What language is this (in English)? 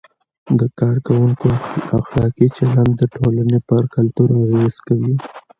Pashto